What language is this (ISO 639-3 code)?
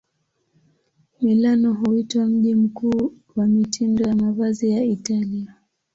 swa